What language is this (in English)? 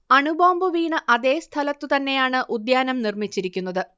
Malayalam